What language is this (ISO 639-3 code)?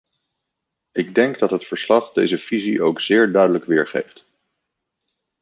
nld